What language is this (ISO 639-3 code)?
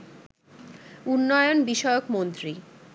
ben